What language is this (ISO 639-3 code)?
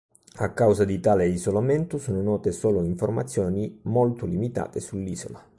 ita